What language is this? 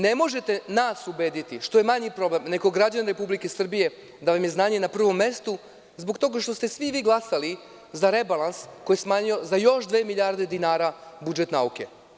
Serbian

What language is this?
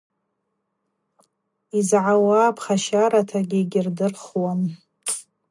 Abaza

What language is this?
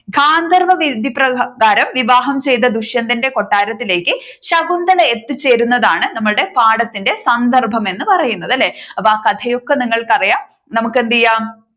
Malayalam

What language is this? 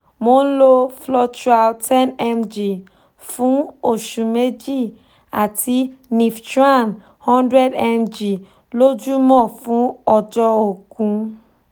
Yoruba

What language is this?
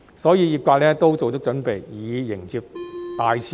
Cantonese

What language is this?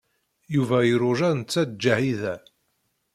Kabyle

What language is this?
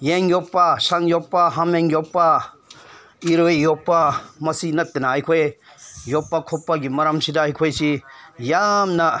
Manipuri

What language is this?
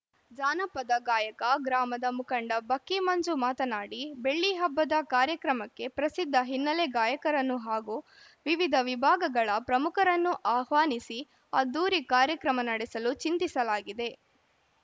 Kannada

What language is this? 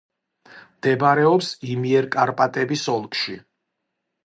Georgian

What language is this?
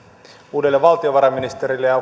Finnish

